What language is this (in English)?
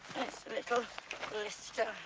English